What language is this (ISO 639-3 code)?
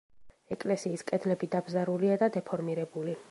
kat